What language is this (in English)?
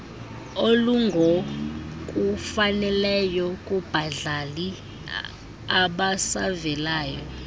Xhosa